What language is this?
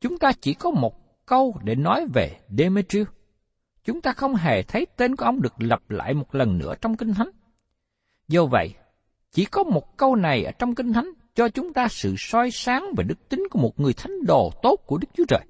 Vietnamese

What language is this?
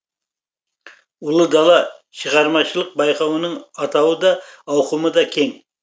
Kazakh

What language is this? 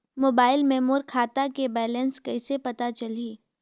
Chhattisgarhi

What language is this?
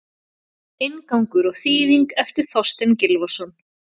Icelandic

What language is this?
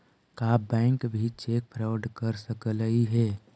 Magahi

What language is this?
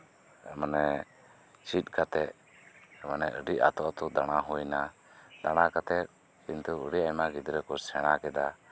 Santali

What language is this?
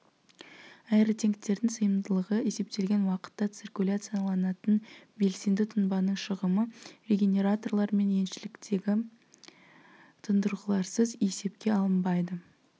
Kazakh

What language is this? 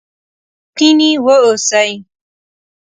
Pashto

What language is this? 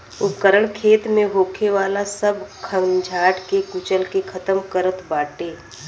Bhojpuri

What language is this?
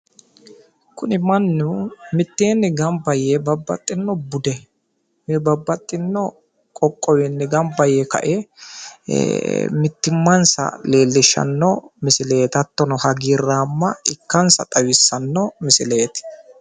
Sidamo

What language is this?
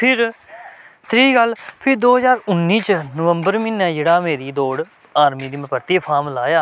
Dogri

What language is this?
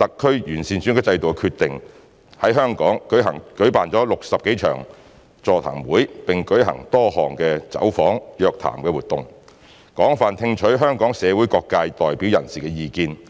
Cantonese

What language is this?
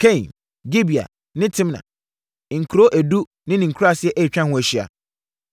Akan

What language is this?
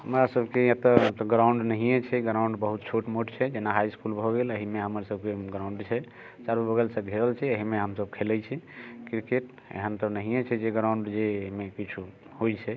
Maithili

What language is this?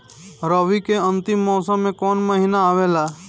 Bhojpuri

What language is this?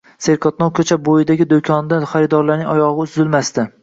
Uzbek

